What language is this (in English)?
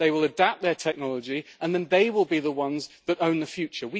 English